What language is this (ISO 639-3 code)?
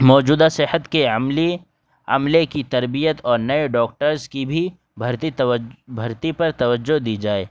urd